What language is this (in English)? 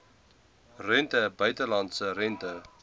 Afrikaans